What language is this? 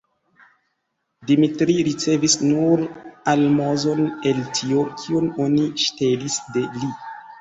Esperanto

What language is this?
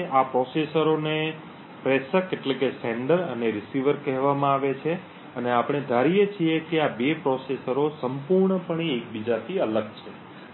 Gujarati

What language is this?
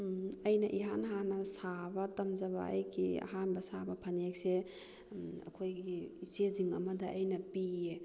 Manipuri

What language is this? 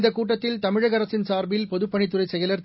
Tamil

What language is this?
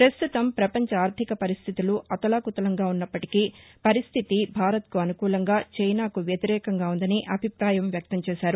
Telugu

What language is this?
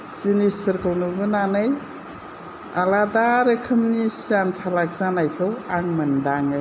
Bodo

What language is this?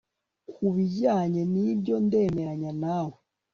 Kinyarwanda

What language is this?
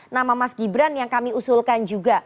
Indonesian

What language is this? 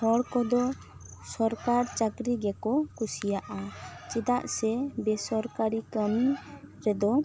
Santali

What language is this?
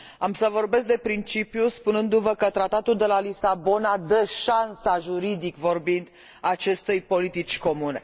Romanian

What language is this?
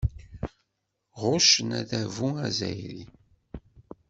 Kabyle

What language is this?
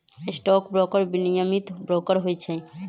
Magahi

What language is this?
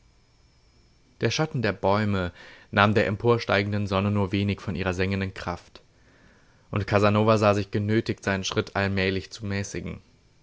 German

